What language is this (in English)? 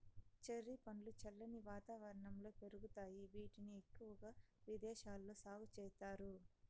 Telugu